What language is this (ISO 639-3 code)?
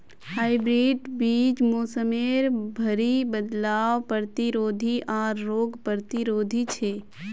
mag